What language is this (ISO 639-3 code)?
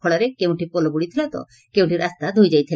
ori